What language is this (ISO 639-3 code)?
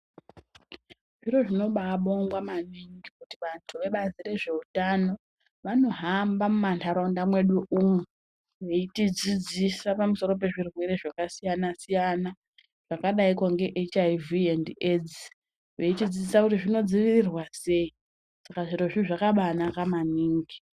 ndc